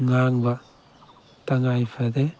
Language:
Manipuri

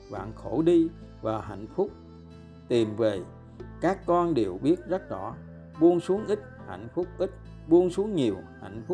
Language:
Vietnamese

